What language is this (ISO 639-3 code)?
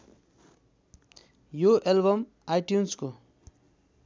nep